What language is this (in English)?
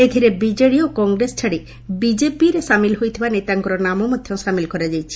Odia